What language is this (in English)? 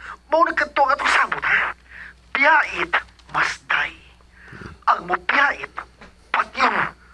Filipino